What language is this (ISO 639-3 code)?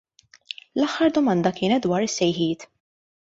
mlt